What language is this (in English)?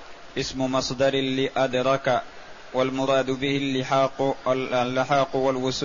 Arabic